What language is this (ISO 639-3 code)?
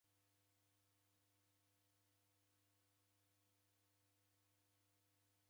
dav